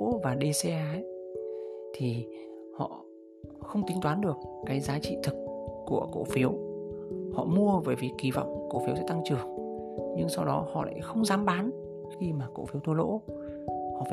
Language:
Vietnamese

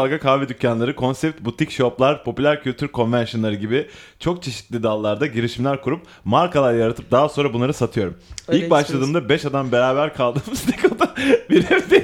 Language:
Turkish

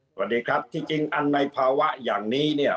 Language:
Thai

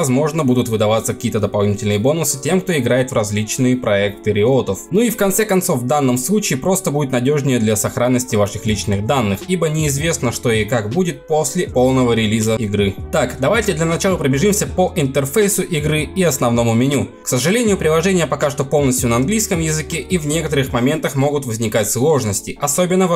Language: Russian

